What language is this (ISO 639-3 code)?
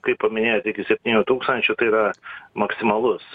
lit